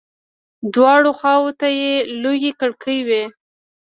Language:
Pashto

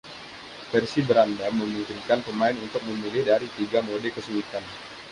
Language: Indonesian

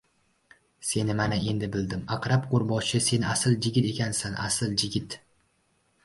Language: Uzbek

